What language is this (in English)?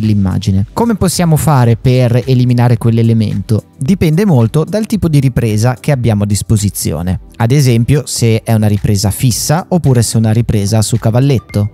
Italian